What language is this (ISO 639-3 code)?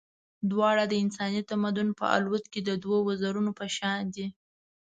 pus